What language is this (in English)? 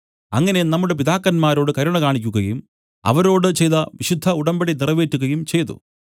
Malayalam